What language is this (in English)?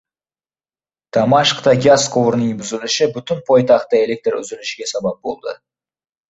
Uzbek